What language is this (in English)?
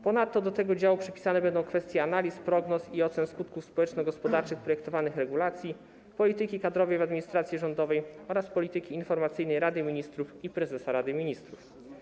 Polish